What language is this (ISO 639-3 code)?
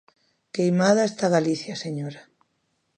glg